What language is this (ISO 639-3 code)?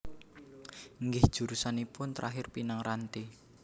jav